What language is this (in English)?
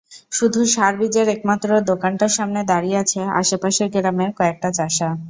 Bangla